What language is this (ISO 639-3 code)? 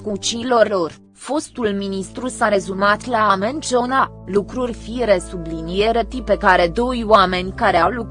ron